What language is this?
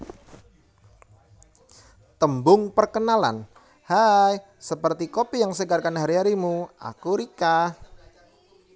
Javanese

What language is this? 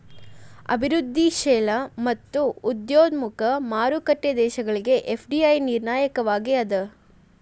Kannada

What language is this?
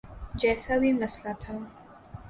Urdu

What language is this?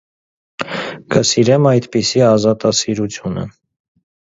Armenian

